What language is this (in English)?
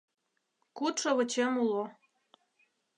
Mari